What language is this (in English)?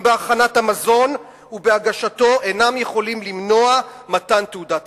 Hebrew